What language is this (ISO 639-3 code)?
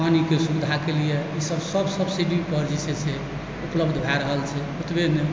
mai